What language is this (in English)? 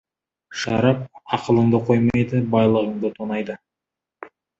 Kazakh